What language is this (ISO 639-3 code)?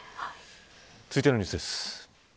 jpn